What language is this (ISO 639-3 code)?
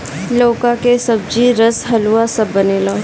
bho